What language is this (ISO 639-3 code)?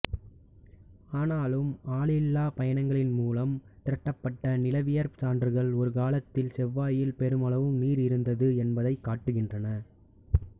tam